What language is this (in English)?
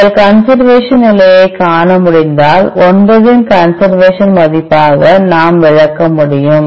Tamil